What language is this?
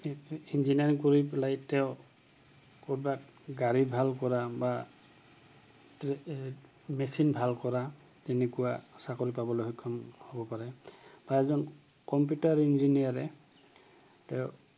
Assamese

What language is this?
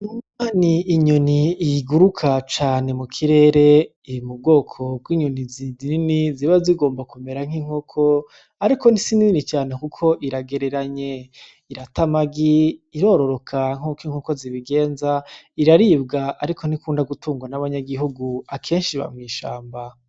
Rundi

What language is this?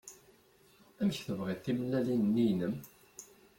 Kabyle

